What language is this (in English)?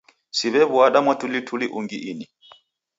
Taita